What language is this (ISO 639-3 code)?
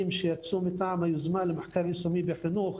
heb